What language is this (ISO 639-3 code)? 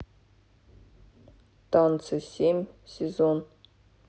rus